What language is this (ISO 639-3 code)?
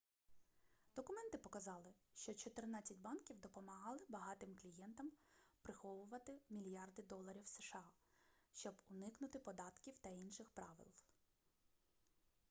ukr